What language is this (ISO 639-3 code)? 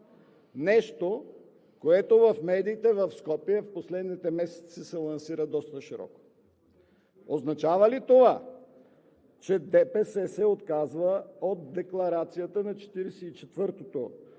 bul